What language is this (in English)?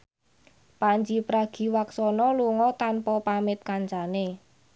Javanese